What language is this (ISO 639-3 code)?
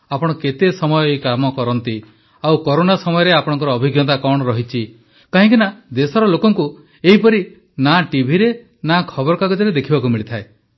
ori